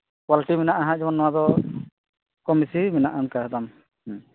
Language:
Santali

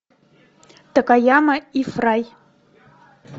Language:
Russian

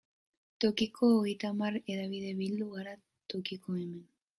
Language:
Basque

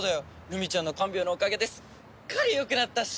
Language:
Japanese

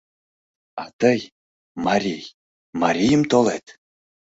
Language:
Mari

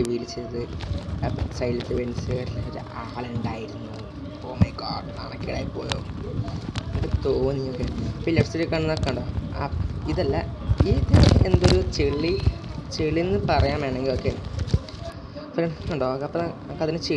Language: Indonesian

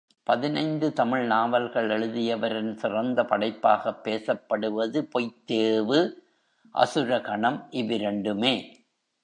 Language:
Tamil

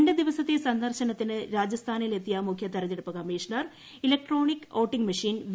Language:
Malayalam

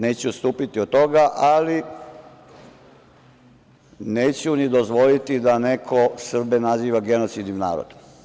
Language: Serbian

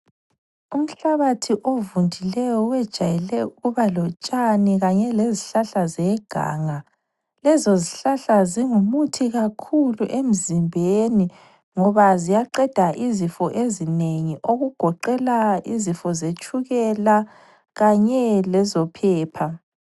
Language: North Ndebele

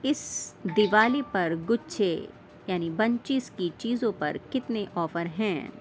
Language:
Urdu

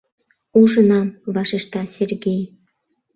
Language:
Mari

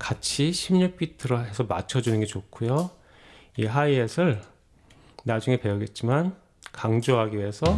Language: Korean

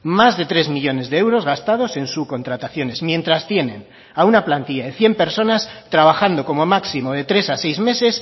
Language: Spanish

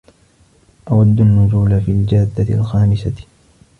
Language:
Arabic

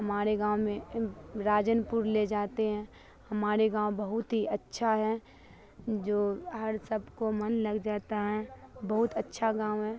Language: Urdu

